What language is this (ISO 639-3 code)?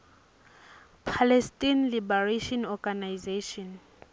ssw